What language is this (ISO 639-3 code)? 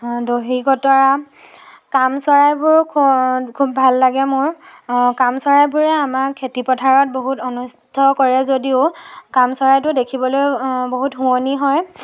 asm